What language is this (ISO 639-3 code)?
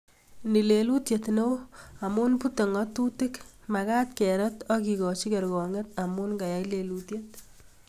kln